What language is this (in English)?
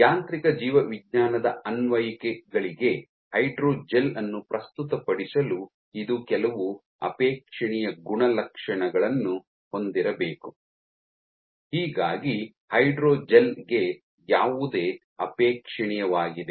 Kannada